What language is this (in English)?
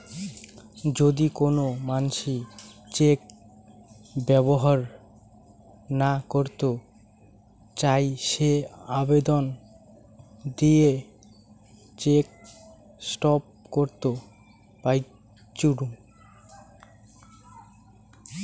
Bangla